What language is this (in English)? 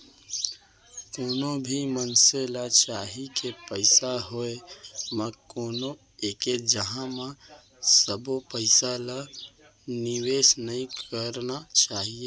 Chhattisgarhi